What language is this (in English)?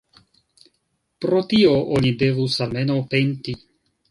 Esperanto